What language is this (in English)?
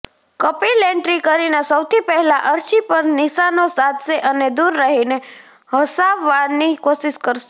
Gujarati